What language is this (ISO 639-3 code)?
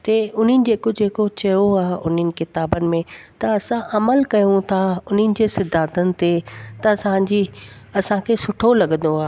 snd